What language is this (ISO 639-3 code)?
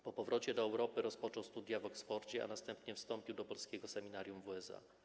pol